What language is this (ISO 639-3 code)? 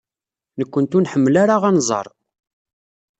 kab